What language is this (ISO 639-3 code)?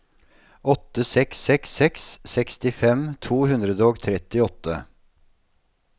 nor